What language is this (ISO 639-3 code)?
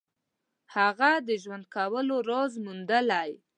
pus